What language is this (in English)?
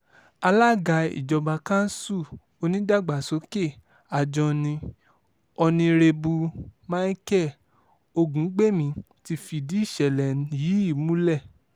Yoruba